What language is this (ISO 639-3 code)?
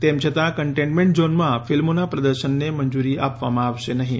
guj